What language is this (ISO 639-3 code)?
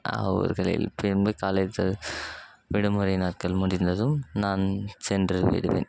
tam